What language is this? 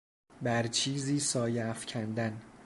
Persian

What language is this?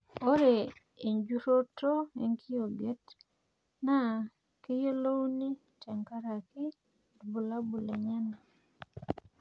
Masai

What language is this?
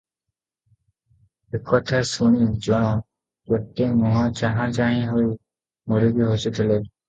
Odia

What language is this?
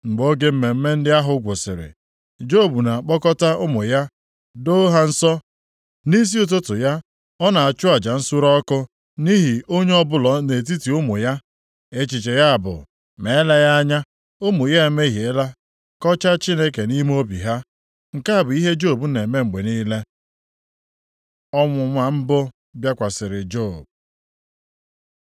Igbo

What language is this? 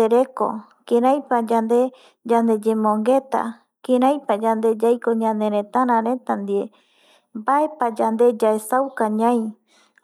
Eastern Bolivian Guaraní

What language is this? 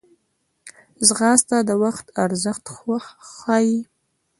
Pashto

